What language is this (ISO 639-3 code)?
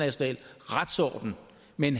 dan